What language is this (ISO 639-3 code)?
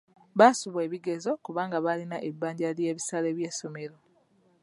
lug